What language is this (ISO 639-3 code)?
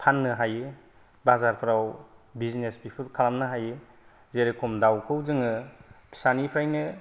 brx